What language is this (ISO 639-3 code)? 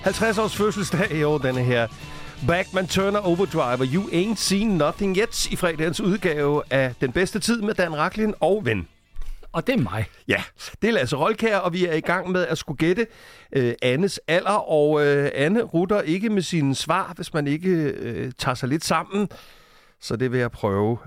dan